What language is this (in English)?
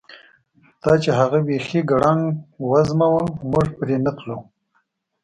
Pashto